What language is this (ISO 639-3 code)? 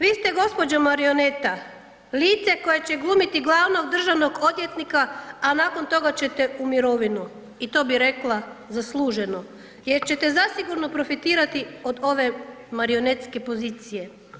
hrv